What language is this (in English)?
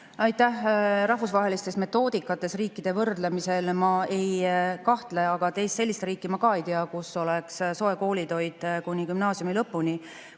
Estonian